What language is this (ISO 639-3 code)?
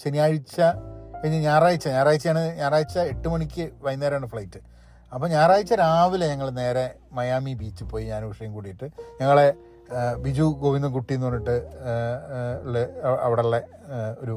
mal